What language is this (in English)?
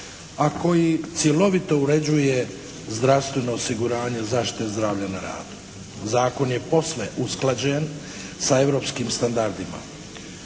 Croatian